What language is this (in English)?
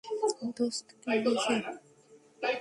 Bangla